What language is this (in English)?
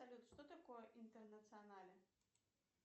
Russian